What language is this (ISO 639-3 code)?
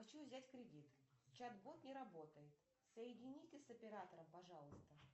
rus